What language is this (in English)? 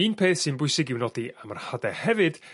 Welsh